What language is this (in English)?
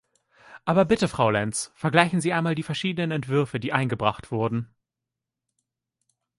German